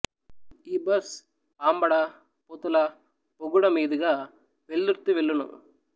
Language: Telugu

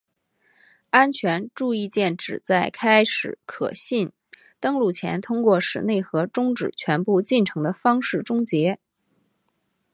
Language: Chinese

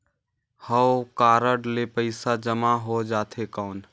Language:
Chhattisgarhi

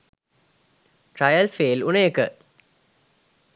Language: Sinhala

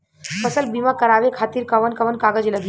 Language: Bhojpuri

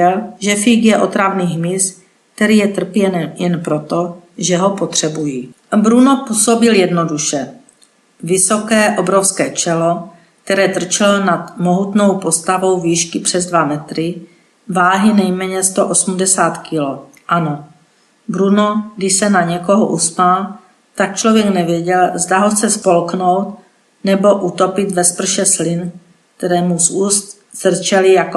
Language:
Czech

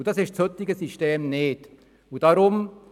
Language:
Swiss German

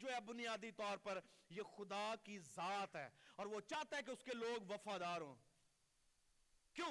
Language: Urdu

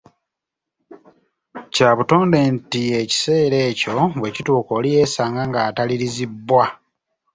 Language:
Ganda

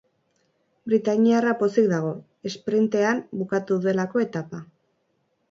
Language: Basque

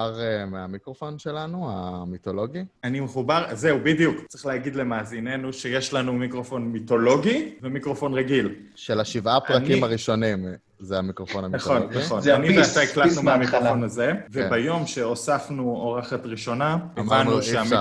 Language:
Hebrew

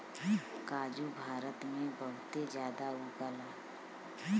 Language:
Bhojpuri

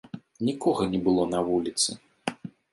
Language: Belarusian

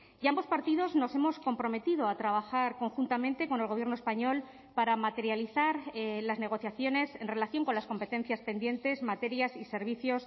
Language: Spanish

